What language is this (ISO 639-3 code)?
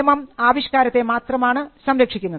mal